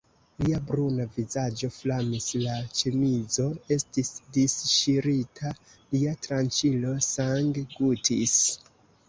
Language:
Esperanto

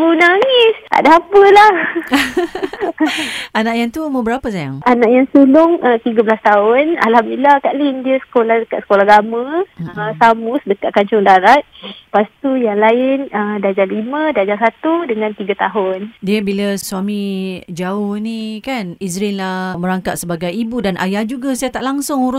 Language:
Malay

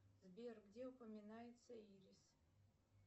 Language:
Russian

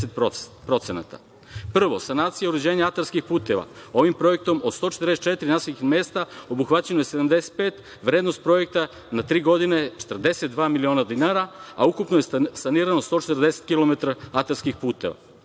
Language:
Serbian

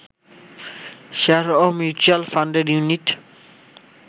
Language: Bangla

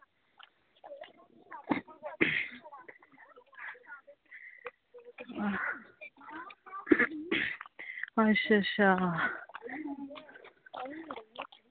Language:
Dogri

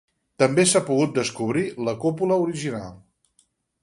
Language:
Catalan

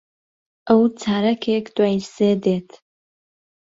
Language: Central Kurdish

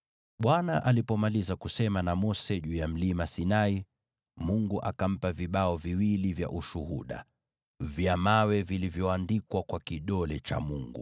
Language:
Swahili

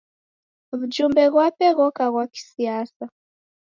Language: Taita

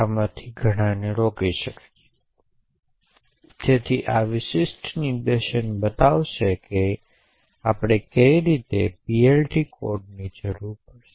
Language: Gujarati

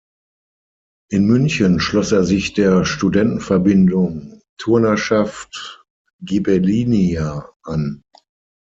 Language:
German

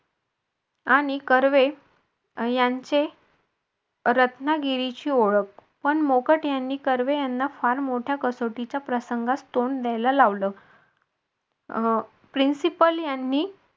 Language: Marathi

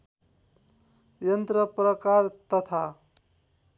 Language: Nepali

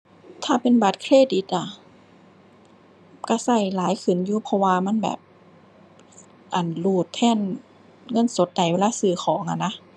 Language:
Thai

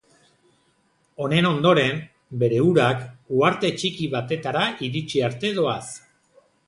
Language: Basque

